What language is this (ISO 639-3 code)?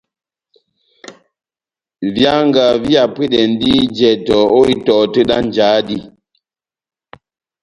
bnm